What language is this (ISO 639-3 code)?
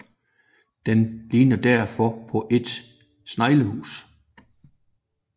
dan